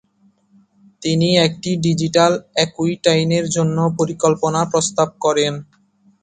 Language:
Bangla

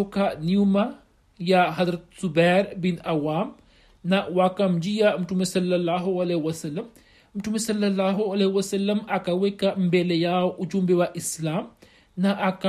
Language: Swahili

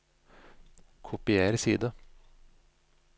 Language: Norwegian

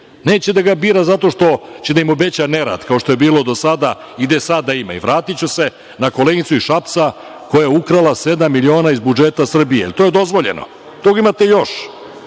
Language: Serbian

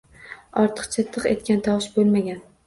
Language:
Uzbek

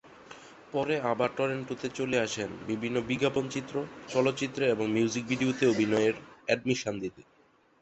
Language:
Bangla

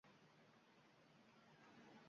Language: Uzbek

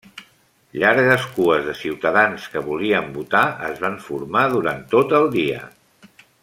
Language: Catalan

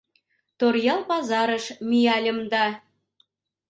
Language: Mari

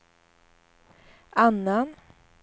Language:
Swedish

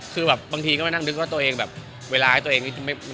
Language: Thai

